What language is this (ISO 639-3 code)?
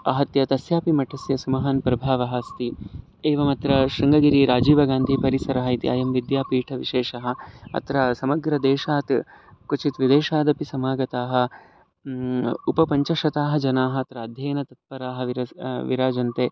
san